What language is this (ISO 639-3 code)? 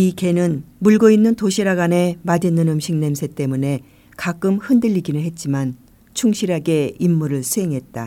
kor